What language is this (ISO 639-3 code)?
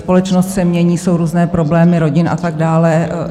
ces